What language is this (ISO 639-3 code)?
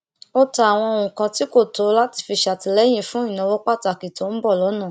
yor